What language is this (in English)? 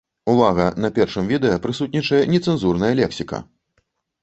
Belarusian